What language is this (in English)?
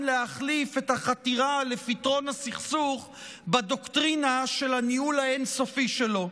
Hebrew